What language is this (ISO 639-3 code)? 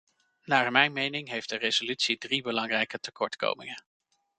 nld